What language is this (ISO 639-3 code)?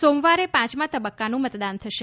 guj